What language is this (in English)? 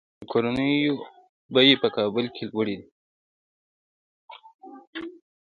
Pashto